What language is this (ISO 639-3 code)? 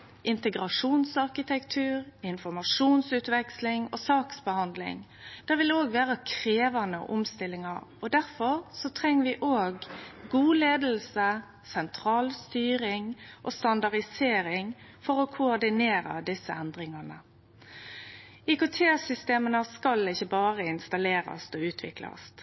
nno